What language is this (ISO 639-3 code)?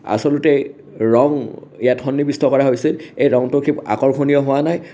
asm